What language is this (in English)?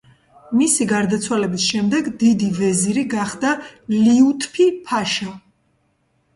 Georgian